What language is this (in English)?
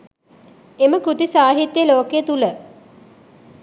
Sinhala